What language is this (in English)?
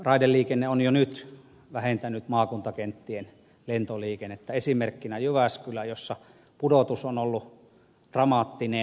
Finnish